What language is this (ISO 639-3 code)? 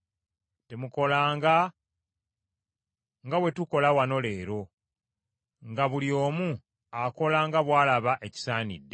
lug